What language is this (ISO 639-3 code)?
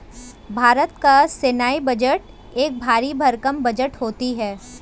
hin